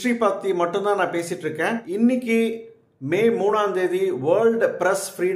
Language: Tamil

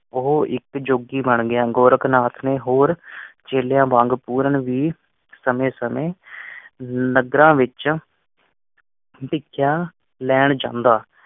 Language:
Punjabi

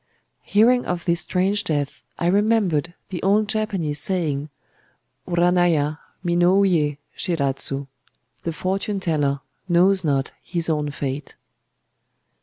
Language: English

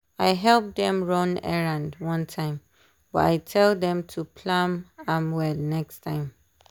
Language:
Nigerian Pidgin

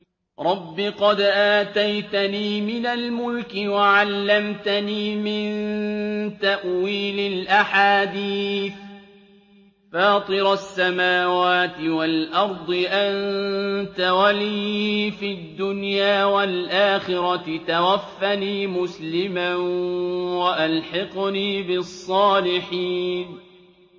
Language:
Arabic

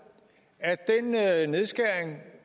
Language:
Danish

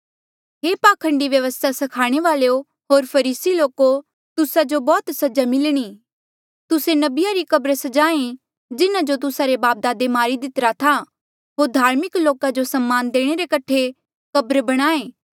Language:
Mandeali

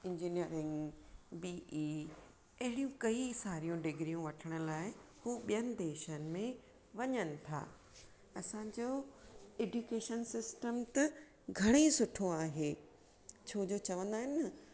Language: Sindhi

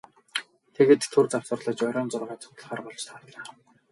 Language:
Mongolian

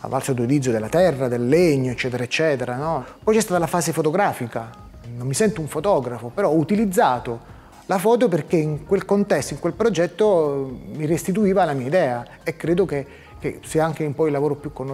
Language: Italian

